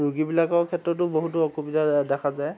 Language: Assamese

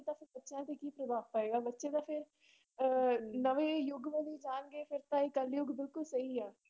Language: Punjabi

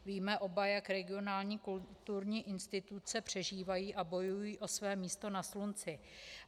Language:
Czech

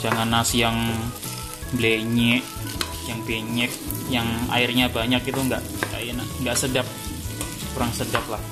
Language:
Indonesian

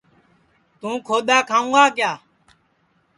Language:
Sansi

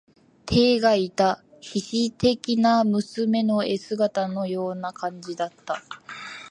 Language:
Japanese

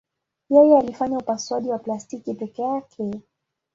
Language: Swahili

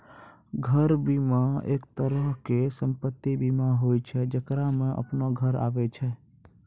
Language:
Maithili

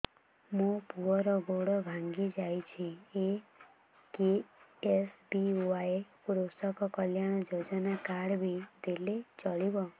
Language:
Odia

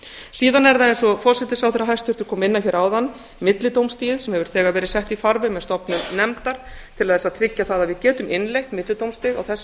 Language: Icelandic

